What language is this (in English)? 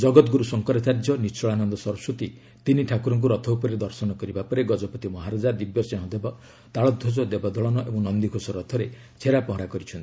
Odia